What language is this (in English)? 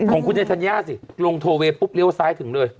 Thai